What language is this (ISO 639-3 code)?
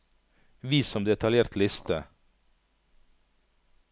nor